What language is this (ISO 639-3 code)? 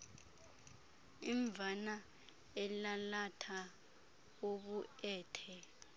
xho